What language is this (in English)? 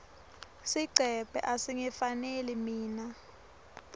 Swati